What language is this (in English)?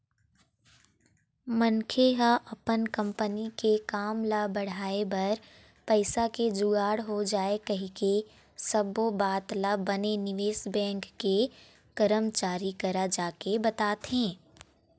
Chhattisgarhi